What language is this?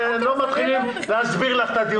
Hebrew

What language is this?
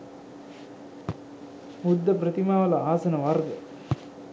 Sinhala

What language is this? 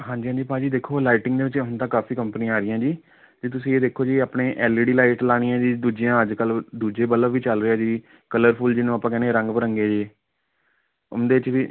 Punjabi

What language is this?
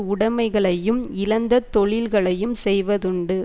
Tamil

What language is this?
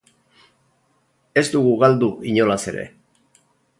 Basque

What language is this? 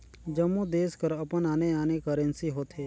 Chhattisgarhi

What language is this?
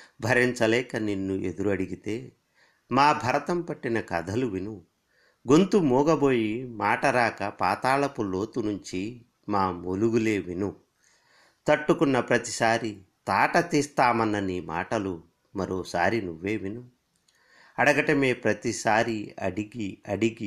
Telugu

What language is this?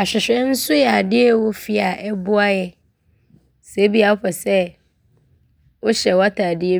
Abron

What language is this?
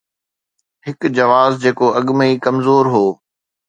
Sindhi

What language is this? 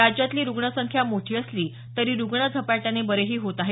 Marathi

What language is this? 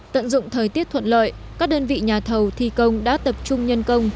Vietnamese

